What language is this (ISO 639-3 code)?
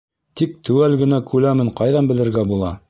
bak